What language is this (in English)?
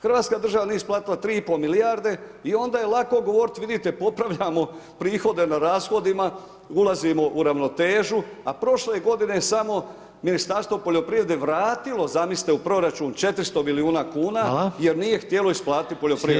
Croatian